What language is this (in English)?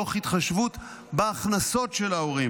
Hebrew